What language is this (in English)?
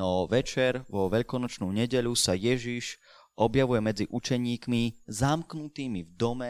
Slovak